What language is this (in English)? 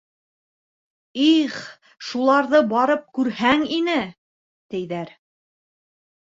Bashkir